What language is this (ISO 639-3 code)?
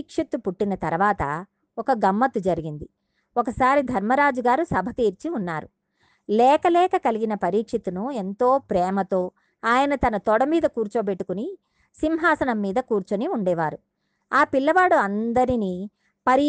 tel